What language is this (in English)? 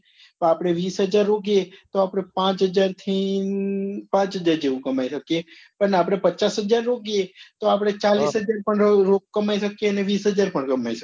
Gujarati